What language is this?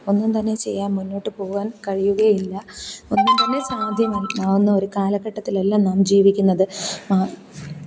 Malayalam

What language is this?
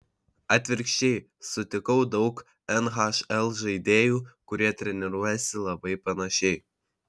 Lithuanian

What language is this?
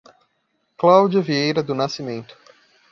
Portuguese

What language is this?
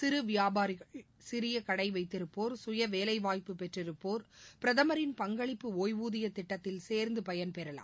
Tamil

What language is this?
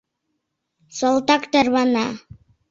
Mari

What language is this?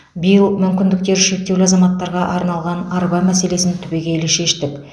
Kazakh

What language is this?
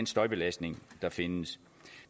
Danish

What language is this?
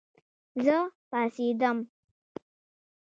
Pashto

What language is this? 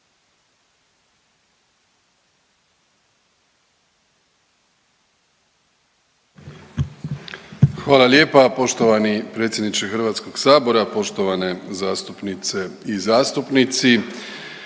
Croatian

